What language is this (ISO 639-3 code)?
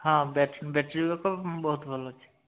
ori